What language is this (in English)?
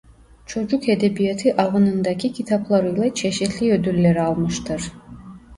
Turkish